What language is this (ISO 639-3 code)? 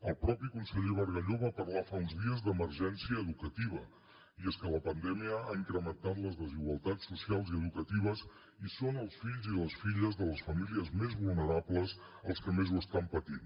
cat